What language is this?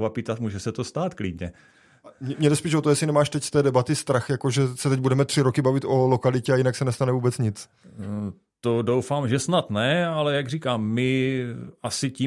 Czech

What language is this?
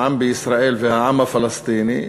Hebrew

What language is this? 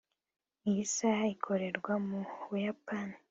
Kinyarwanda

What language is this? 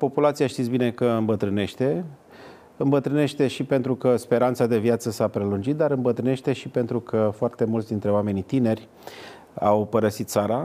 Romanian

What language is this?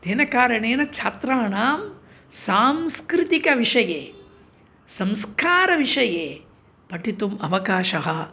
Sanskrit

